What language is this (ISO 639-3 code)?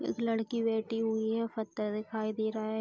hin